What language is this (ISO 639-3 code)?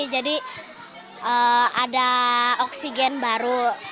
ind